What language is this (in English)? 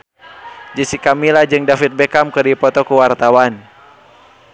Sundanese